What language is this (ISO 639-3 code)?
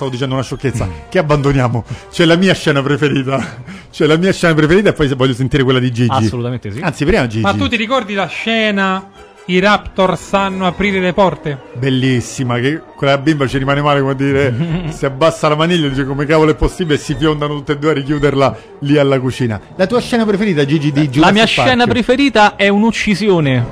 ita